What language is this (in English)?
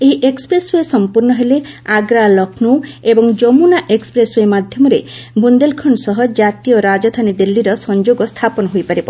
Odia